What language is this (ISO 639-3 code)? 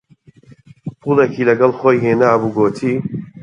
ckb